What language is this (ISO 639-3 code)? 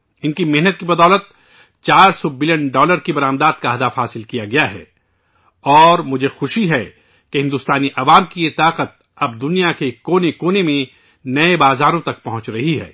urd